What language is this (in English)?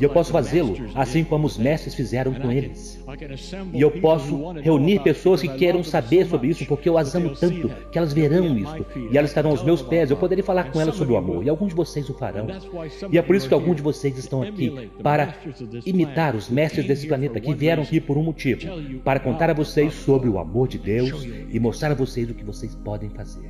Portuguese